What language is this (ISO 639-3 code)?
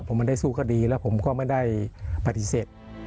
tha